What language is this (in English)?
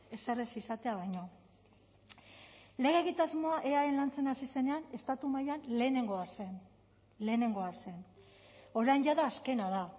Basque